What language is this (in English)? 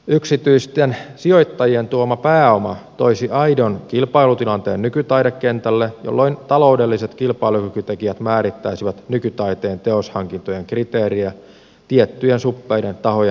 Finnish